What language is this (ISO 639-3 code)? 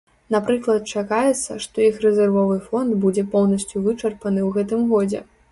bel